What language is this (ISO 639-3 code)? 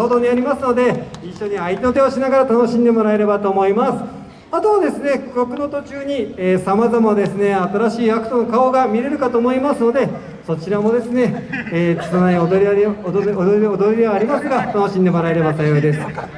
jpn